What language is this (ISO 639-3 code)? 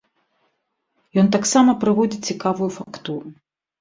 bel